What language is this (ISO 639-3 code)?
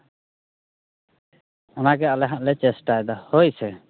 sat